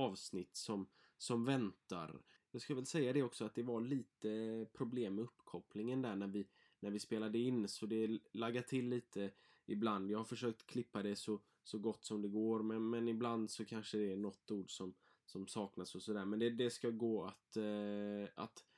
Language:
Swedish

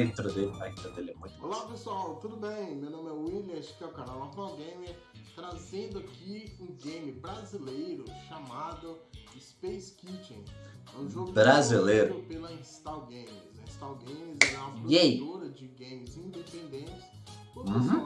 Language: Portuguese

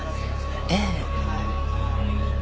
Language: Japanese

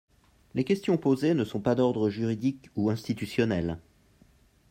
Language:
French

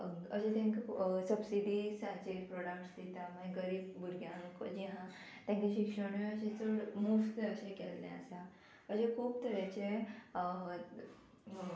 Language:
Konkani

